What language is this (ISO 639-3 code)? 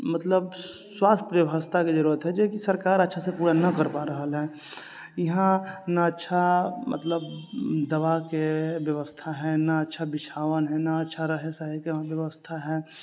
mai